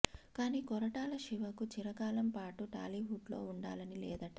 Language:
Telugu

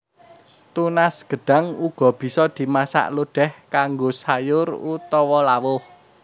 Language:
Javanese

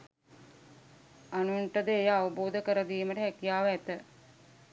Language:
Sinhala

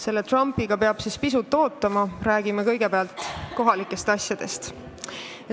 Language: Estonian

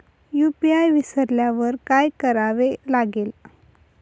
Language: Marathi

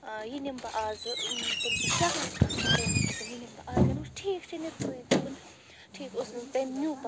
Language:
Kashmiri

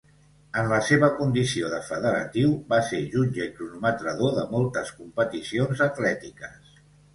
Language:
Catalan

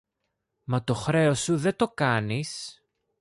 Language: Greek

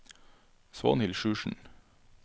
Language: Norwegian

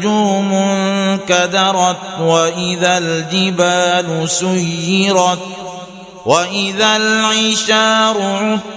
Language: Arabic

